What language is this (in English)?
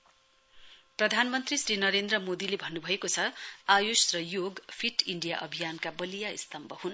Nepali